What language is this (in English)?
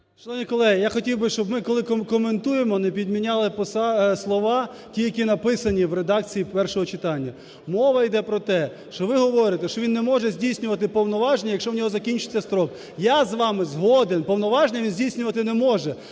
Ukrainian